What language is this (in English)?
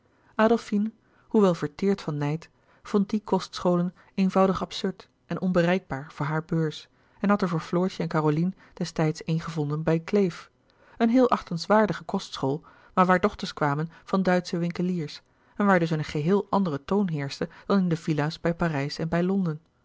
Dutch